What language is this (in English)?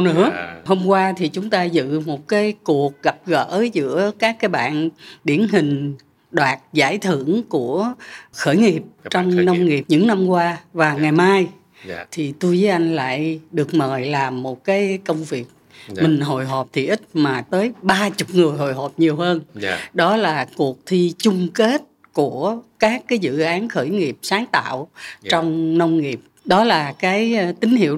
Vietnamese